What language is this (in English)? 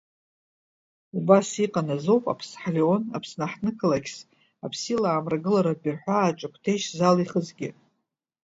Abkhazian